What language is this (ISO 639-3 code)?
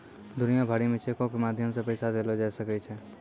mai